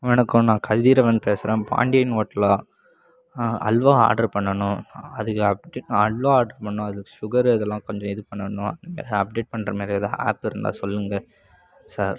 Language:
Tamil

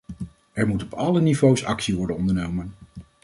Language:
Dutch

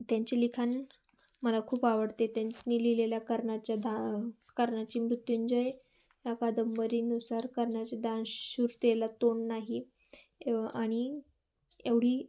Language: Marathi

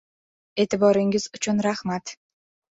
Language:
Uzbek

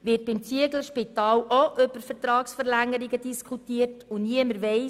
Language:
Swiss German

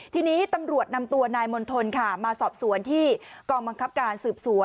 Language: Thai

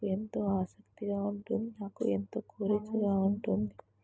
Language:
Telugu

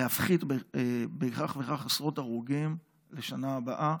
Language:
Hebrew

